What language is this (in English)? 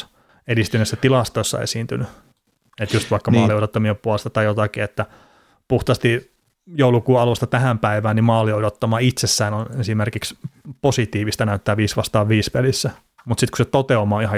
Finnish